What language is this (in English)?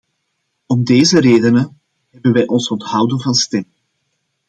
Dutch